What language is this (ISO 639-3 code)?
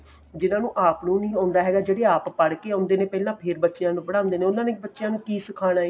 pan